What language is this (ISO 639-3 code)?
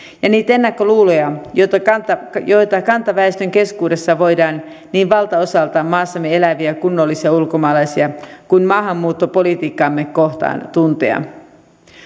fin